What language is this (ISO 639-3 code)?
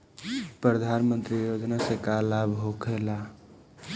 bho